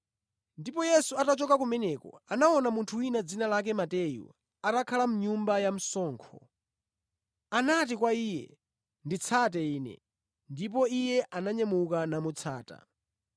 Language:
Nyanja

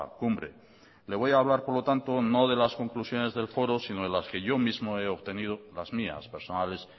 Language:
Spanish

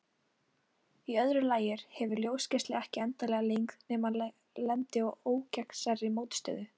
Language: Icelandic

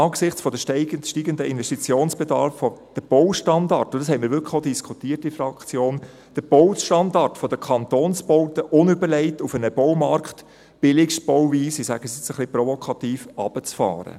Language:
Swiss German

